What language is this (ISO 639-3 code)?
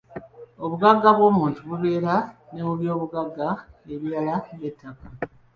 lug